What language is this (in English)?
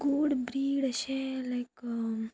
Konkani